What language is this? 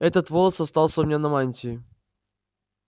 Russian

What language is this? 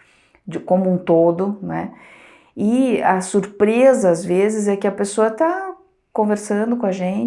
Portuguese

